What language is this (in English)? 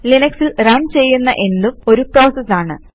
Malayalam